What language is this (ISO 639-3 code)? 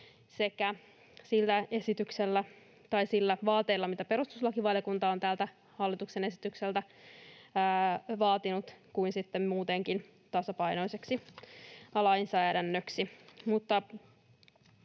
fin